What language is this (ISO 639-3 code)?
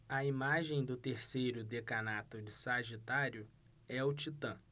por